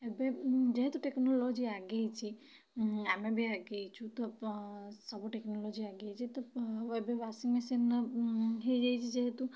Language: Odia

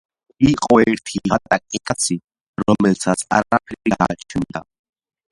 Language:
Georgian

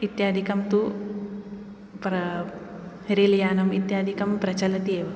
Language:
Sanskrit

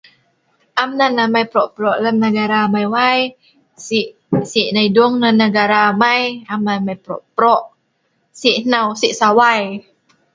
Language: Sa'ban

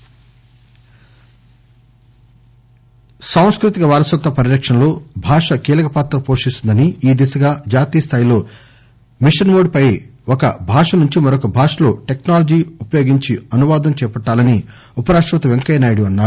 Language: Telugu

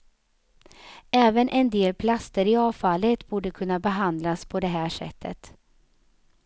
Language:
Swedish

